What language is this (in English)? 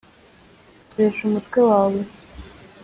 Kinyarwanda